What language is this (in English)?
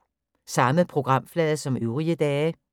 Danish